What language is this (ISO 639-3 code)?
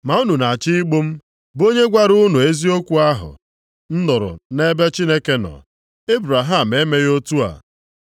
ibo